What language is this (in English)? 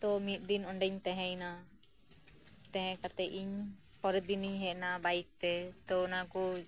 Santali